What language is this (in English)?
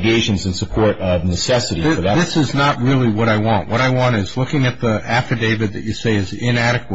English